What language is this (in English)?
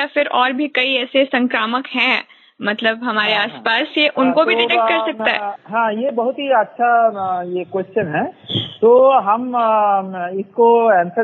Hindi